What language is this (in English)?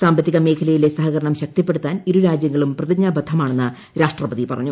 Malayalam